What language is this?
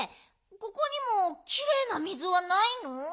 Japanese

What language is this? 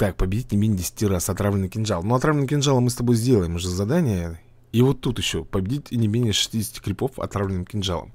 Russian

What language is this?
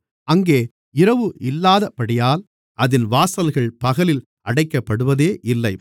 Tamil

